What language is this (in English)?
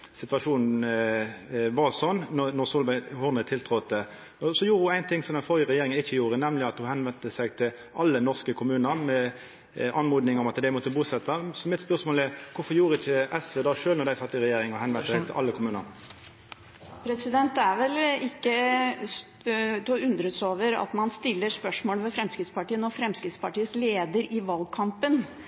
Norwegian